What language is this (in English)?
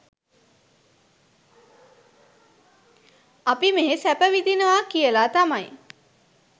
Sinhala